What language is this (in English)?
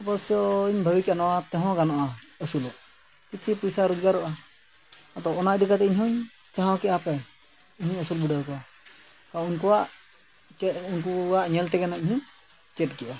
Santali